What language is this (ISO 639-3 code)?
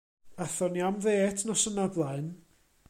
cym